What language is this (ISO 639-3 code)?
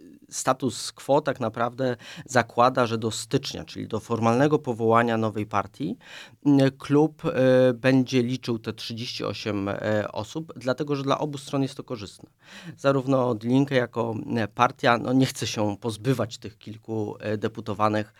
pol